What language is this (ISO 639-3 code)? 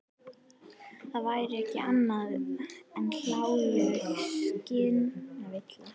isl